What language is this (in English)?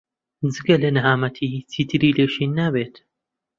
Central Kurdish